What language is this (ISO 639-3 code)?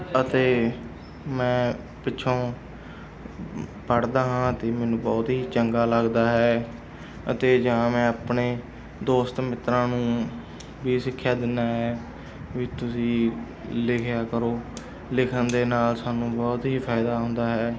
pan